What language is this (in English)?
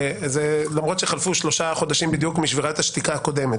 Hebrew